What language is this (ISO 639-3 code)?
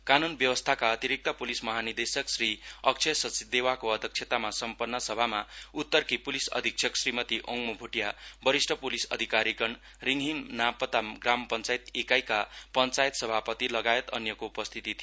nep